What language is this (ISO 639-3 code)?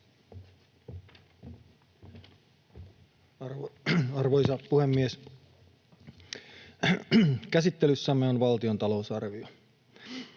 fin